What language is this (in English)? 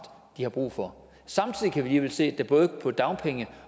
Danish